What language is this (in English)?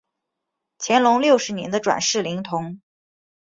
Chinese